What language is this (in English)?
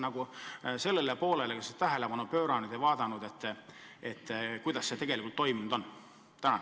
Estonian